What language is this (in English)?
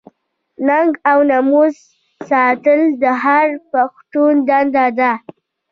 Pashto